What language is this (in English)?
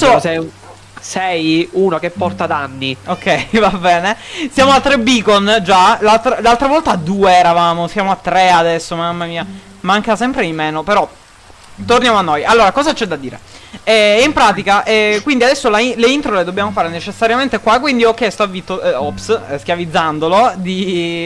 Italian